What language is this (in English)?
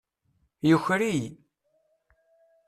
Kabyle